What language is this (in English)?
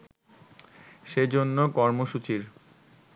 Bangla